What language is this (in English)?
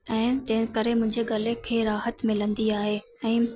Sindhi